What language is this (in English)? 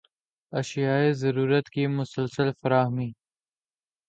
Urdu